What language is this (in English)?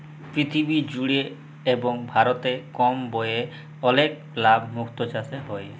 Bangla